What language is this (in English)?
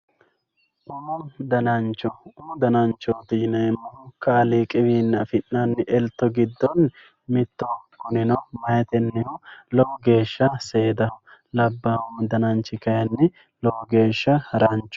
Sidamo